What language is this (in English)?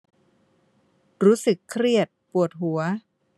Thai